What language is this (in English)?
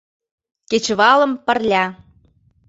Mari